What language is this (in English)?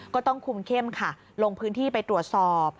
Thai